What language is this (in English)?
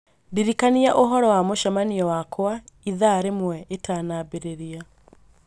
Kikuyu